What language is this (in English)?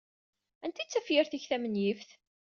Kabyle